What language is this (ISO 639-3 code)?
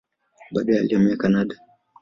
swa